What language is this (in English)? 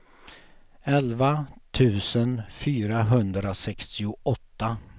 Swedish